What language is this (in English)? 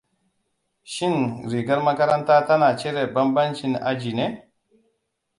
Hausa